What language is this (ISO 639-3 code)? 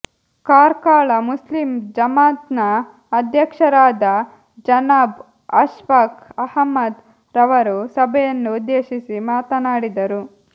kan